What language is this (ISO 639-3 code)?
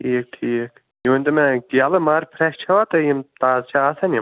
kas